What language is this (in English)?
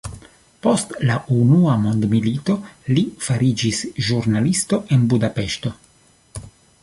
Esperanto